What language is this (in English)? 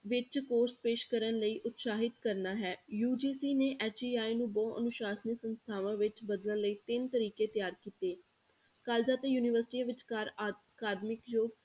Punjabi